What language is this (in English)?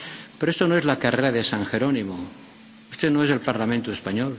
Spanish